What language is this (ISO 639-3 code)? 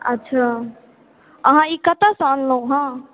mai